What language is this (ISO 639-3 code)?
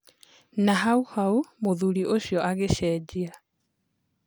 kik